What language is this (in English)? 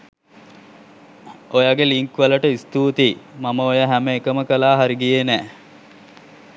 Sinhala